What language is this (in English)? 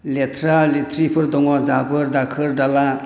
Bodo